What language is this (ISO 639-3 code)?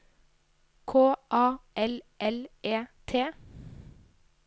nor